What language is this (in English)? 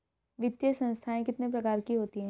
Hindi